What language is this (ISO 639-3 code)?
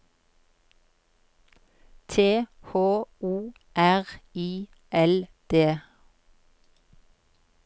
nor